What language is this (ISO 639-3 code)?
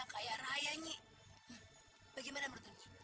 ind